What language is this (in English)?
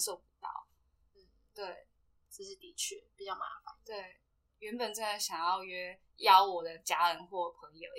Chinese